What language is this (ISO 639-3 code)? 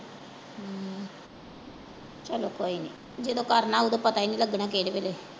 pan